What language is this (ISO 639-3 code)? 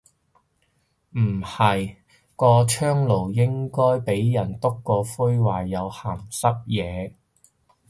yue